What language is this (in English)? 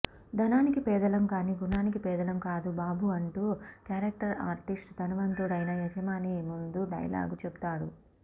Telugu